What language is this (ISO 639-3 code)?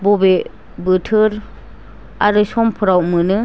brx